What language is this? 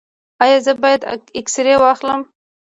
Pashto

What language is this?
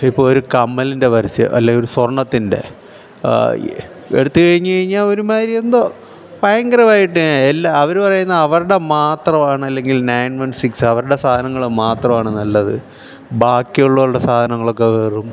Malayalam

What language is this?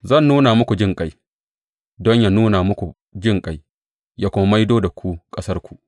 Hausa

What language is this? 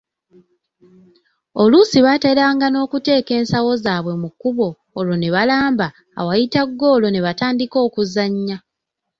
Ganda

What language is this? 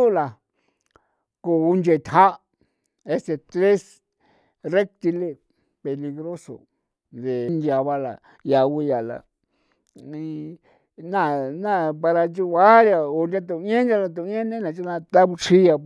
San Felipe Otlaltepec Popoloca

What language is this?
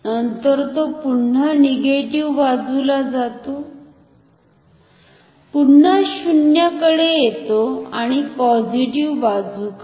Marathi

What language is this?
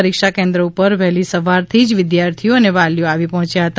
Gujarati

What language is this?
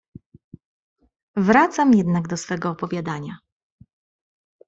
Polish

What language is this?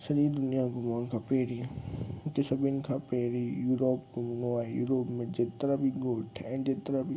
Sindhi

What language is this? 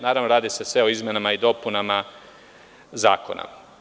Serbian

